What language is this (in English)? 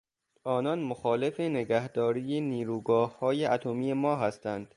Persian